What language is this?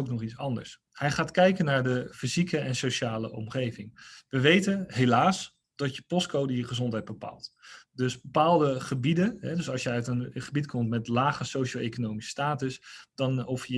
Dutch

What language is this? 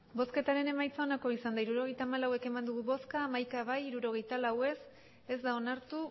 Basque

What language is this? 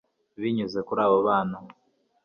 Kinyarwanda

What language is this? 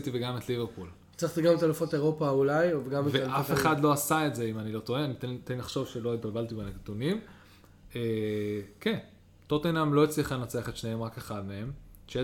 Hebrew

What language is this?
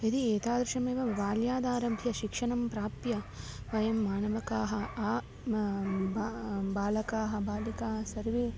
Sanskrit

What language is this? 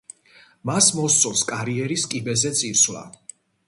Georgian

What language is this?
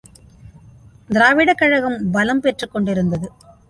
Tamil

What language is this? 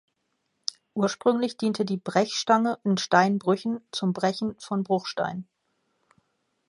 German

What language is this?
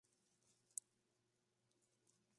Spanish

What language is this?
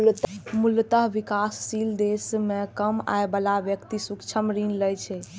Maithili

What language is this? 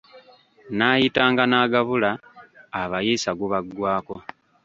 Ganda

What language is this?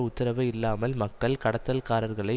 Tamil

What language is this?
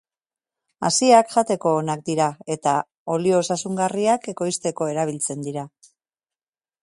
Basque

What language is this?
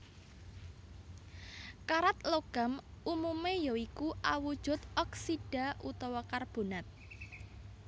Javanese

